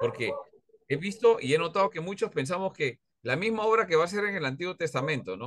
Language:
Spanish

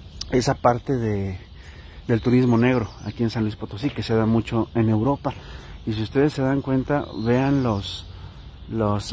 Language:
Spanish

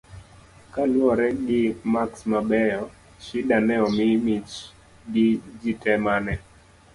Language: Luo (Kenya and Tanzania)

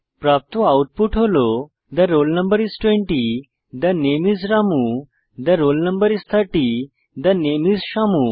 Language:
Bangla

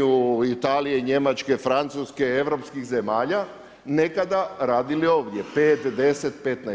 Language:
Croatian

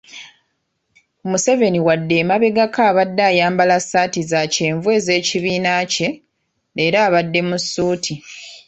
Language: Ganda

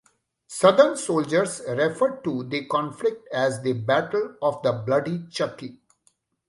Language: English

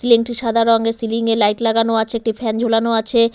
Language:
Bangla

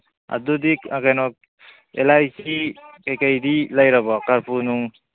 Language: Manipuri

